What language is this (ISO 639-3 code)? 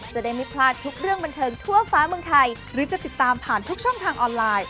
tha